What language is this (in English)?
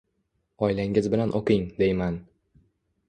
Uzbek